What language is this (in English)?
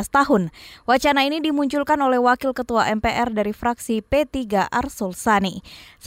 Indonesian